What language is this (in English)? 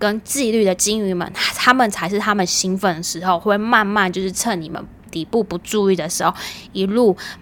Chinese